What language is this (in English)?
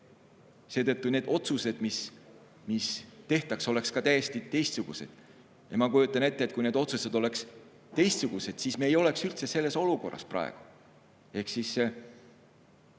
Estonian